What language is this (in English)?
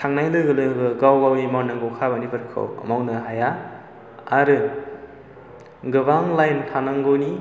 Bodo